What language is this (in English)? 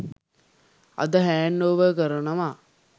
Sinhala